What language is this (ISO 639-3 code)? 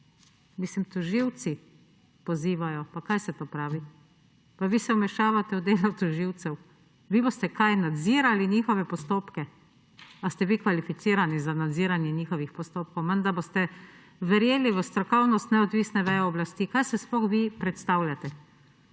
slv